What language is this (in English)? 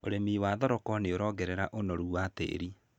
Kikuyu